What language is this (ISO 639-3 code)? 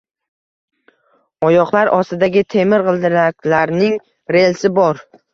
uzb